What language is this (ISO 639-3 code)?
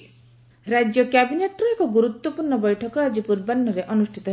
ori